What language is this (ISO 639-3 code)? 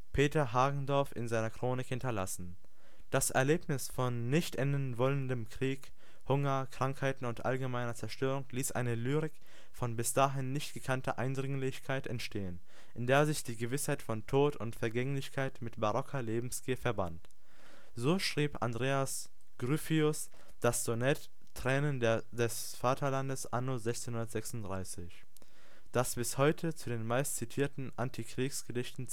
deu